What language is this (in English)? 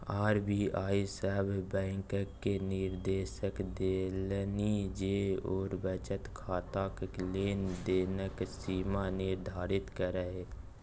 Maithili